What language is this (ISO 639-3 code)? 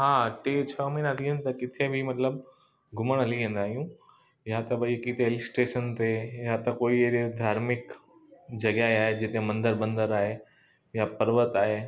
snd